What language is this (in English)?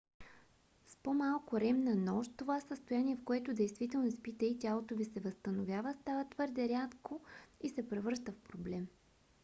Bulgarian